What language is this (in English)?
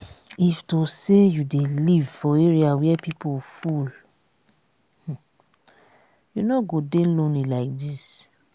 Nigerian Pidgin